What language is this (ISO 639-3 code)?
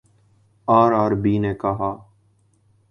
urd